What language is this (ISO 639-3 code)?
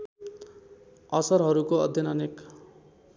nep